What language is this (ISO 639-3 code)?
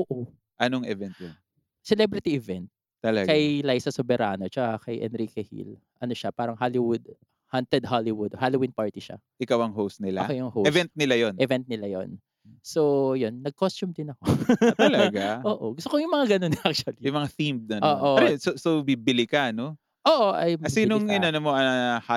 fil